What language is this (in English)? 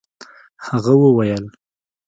Pashto